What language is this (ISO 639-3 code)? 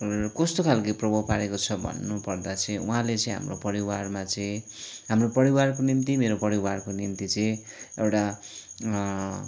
nep